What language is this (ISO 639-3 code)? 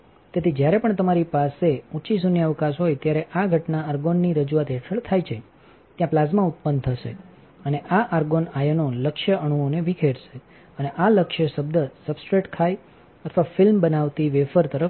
guj